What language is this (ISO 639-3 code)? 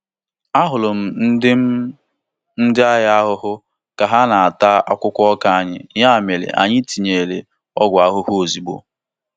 ibo